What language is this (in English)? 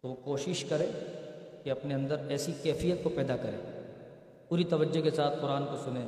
Urdu